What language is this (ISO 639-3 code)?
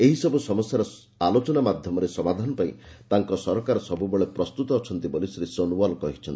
ori